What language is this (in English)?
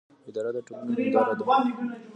Pashto